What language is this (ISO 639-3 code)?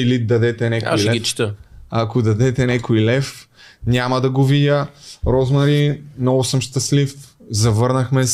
bul